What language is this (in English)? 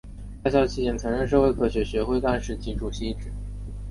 Chinese